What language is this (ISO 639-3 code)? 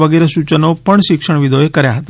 guj